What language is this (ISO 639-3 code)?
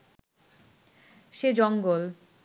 ben